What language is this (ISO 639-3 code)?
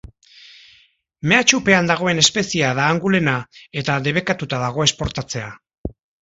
eus